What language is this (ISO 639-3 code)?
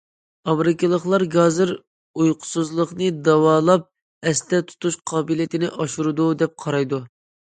uig